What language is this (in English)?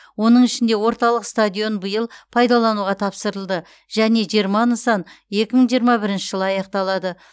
Kazakh